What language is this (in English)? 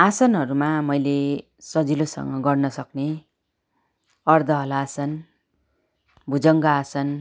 Nepali